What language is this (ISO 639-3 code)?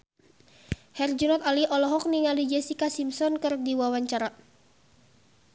sun